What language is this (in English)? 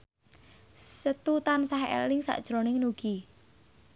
Javanese